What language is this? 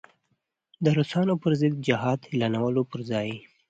Pashto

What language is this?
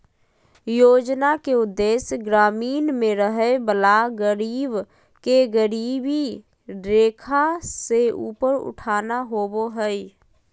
Magahi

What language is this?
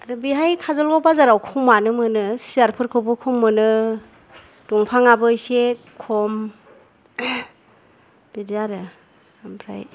Bodo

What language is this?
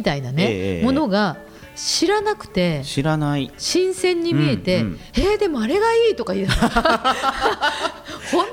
Japanese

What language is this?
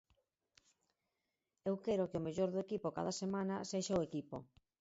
Galician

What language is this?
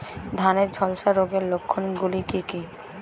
Bangla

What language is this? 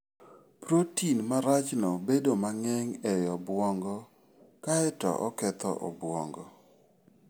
Luo (Kenya and Tanzania)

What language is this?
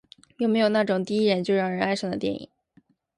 Chinese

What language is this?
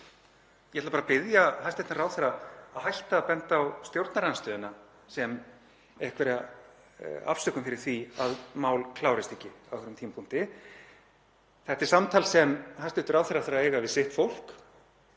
Icelandic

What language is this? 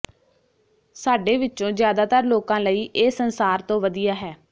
Punjabi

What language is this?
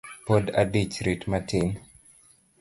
Luo (Kenya and Tanzania)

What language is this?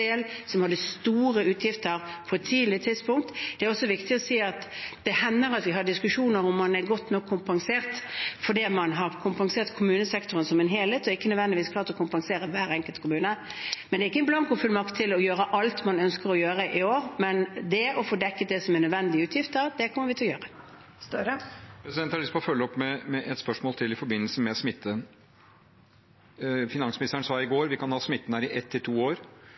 Norwegian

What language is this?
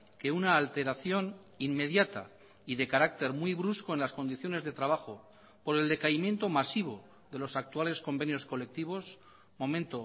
Spanish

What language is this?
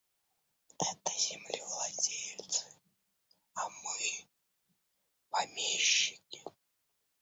Russian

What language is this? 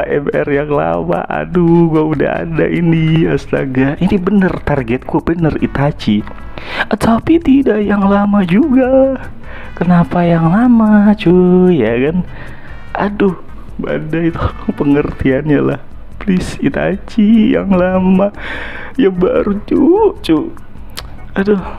Indonesian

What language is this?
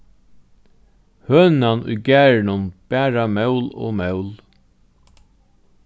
Faroese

